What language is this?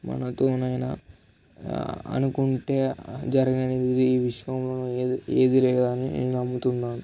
Telugu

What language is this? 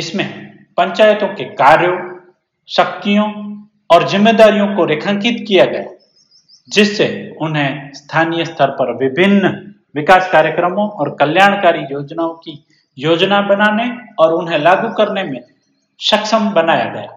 Hindi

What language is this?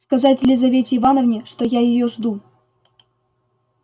Russian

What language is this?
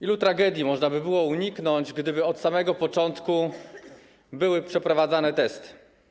Polish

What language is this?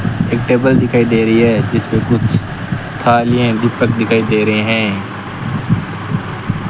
Hindi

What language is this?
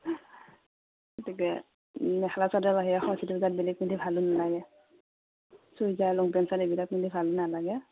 Assamese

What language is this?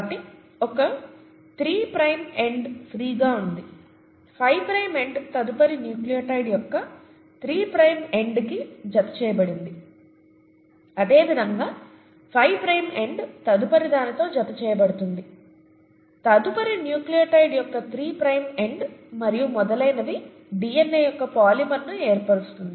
Telugu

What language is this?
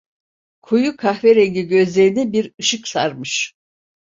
Turkish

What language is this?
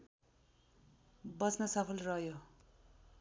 Nepali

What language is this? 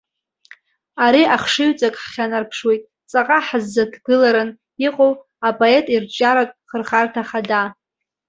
Abkhazian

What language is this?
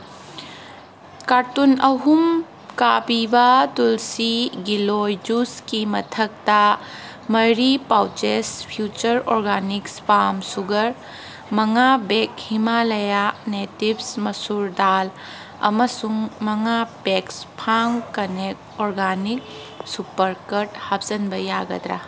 Manipuri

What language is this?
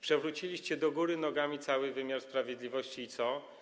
Polish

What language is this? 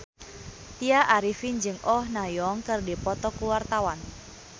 Sundanese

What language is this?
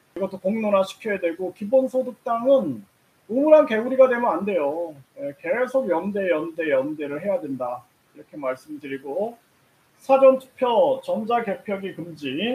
Korean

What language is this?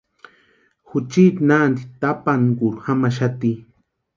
Western Highland Purepecha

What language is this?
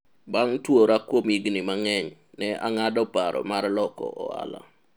Luo (Kenya and Tanzania)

